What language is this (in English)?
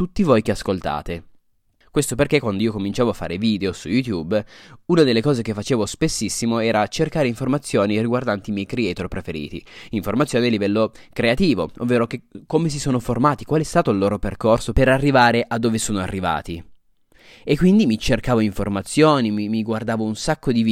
Italian